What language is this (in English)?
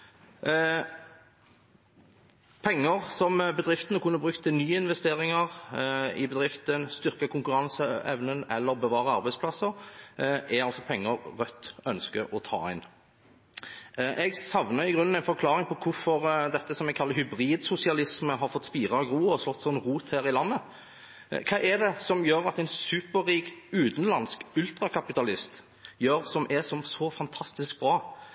Norwegian Bokmål